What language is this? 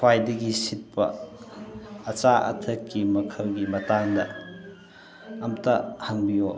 Manipuri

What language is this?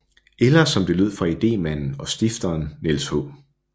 Danish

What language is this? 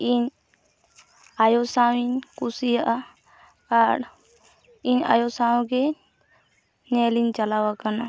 Santali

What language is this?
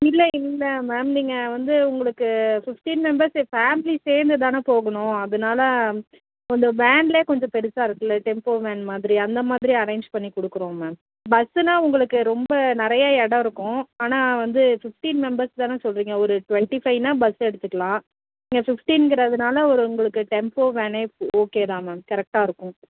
Tamil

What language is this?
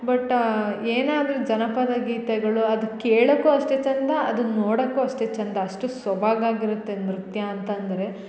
Kannada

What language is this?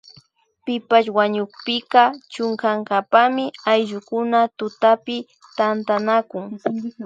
Imbabura Highland Quichua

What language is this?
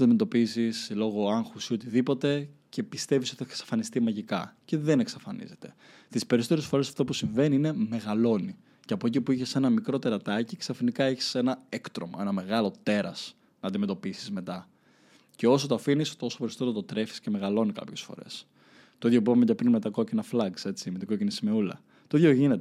Greek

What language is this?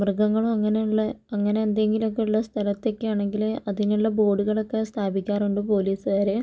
Malayalam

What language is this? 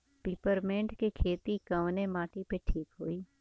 Bhojpuri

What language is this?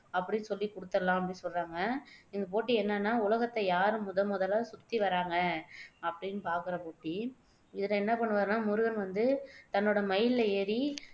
Tamil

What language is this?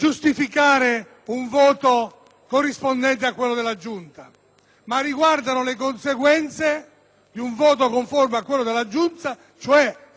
Italian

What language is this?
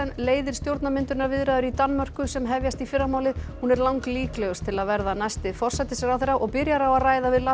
Icelandic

